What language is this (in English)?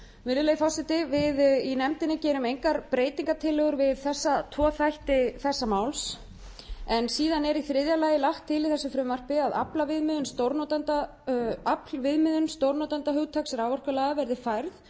Icelandic